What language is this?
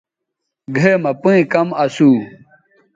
Bateri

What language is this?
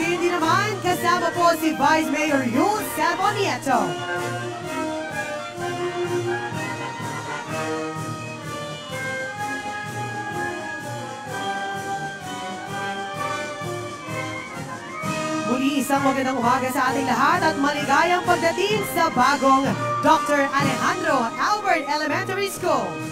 Filipino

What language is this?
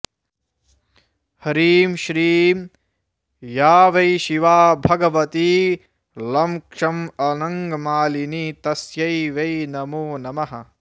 Sanskrit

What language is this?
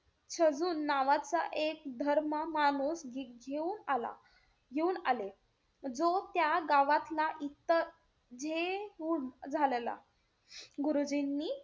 Marathi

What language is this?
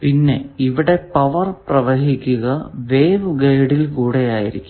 Malayalam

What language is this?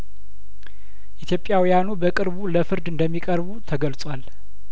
Amharic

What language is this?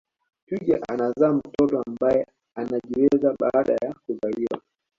Swahili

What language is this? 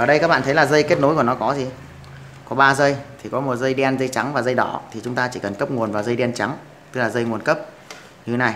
Vietnamese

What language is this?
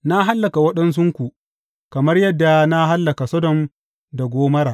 Hausa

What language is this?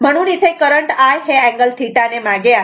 Marathi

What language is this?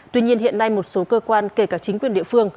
Vietnamese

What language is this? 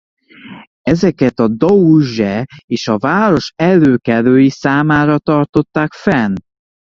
Hungarian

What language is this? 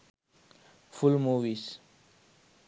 Sinhala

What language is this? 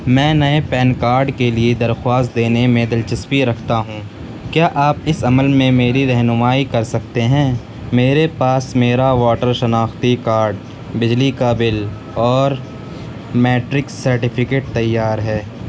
Urdu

